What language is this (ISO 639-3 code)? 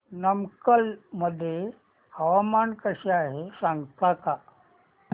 mar